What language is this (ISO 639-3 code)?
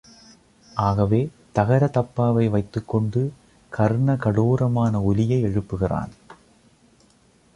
tam